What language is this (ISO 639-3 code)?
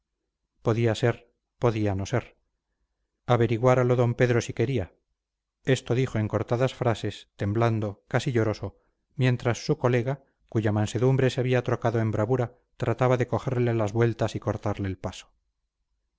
spa